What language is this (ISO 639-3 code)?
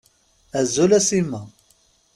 kab